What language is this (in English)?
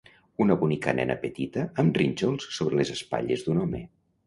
Catalan